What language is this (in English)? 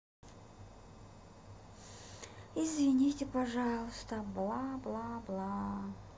Russian